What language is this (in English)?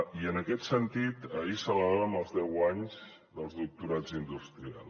Catalan